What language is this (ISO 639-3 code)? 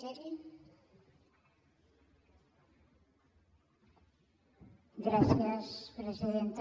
cat